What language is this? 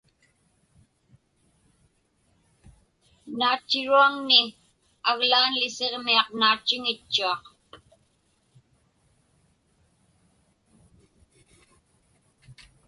Inupiaq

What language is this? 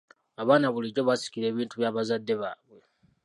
Ganda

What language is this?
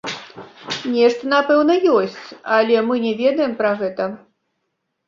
Belarusian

